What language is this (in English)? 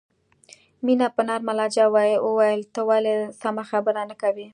Pashto